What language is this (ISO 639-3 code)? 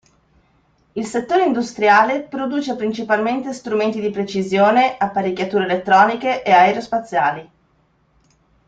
ita